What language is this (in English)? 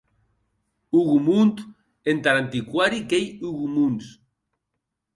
Occitan